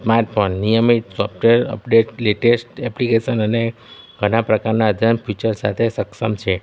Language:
Gujarati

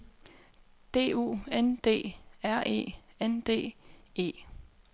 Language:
Danish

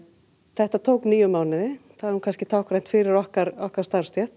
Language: Icelandic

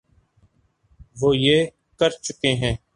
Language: Urdu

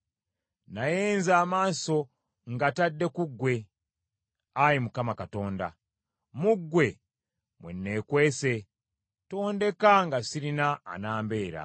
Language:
Ganda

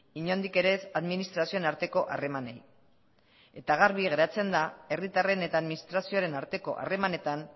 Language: Basque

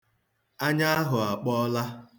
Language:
Igbo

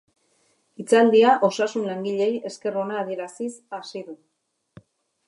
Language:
Basque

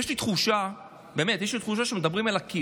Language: Hebrew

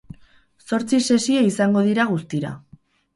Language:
Basque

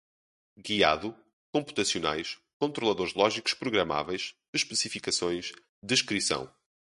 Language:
Portuguese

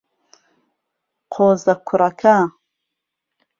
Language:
Central Kurdish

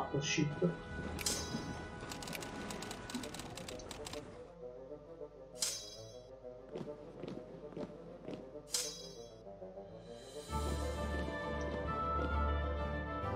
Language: Italian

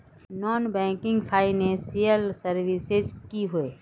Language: Magahi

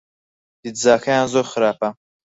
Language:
Central Kurdish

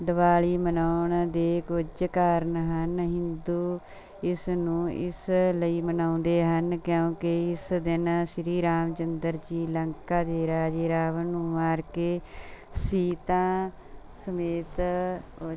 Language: Punjabi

